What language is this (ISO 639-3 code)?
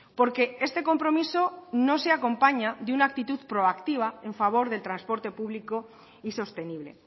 spa